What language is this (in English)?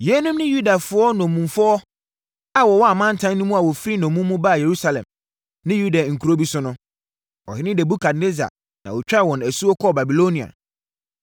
Akan